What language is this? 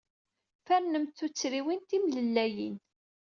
Kabyle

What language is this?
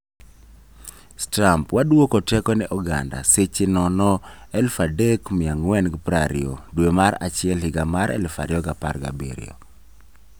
Luo (Kenya and Tanzania)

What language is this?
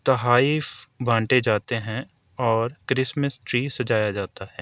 Urdu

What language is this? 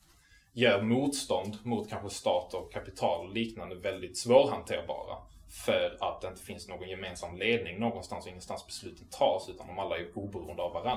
Swedish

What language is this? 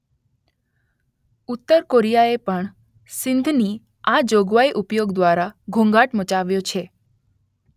Gujarati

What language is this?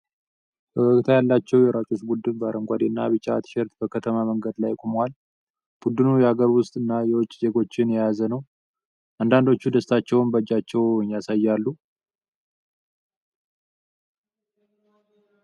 Amharic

